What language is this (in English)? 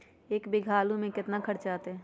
Magahi